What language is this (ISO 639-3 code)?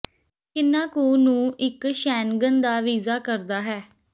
pan